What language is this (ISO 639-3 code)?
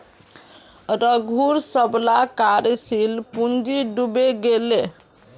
mag